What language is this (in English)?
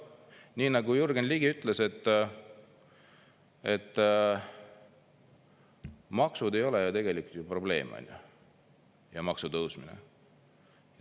Estonian